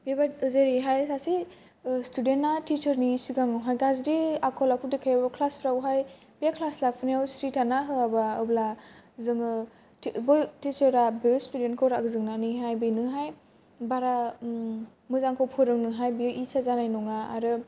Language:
Bodo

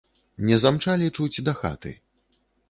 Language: Belarusian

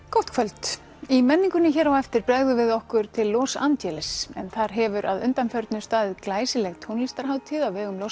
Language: Icelandic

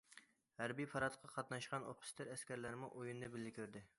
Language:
Uyghur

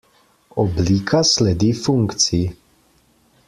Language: Slovenian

